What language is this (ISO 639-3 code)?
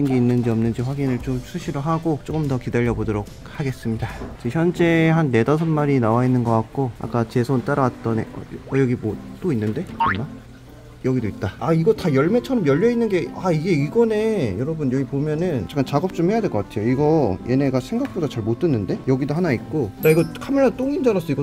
kor